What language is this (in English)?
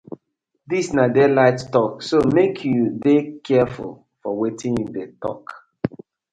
Nigerian Pidgin